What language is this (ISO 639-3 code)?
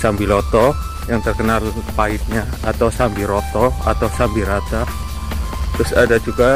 ind